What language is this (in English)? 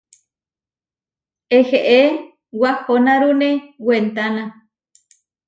Huarijio